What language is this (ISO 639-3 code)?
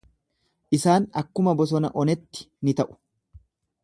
orm